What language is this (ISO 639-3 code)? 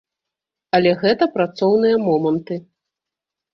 bel